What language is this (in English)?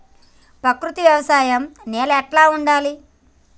Telugu